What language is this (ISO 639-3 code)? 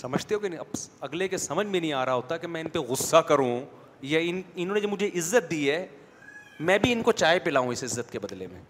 urd